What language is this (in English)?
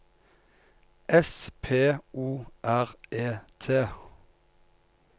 Norwegian